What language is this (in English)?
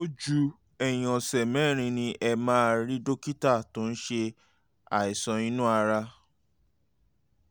Yoruba